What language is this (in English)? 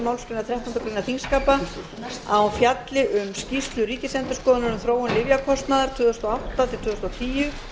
Icelandic